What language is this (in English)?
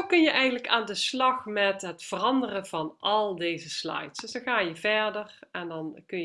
Dutch